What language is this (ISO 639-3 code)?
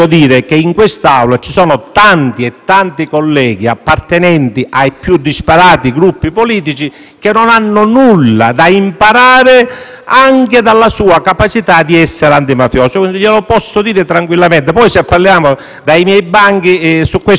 ita